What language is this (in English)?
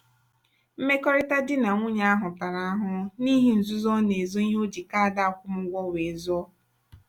Igbo